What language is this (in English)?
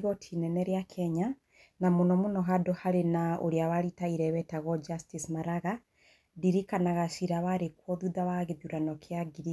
Kikuyu